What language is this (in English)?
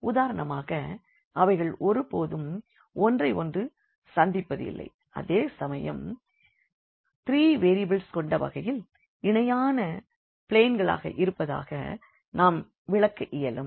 Tamil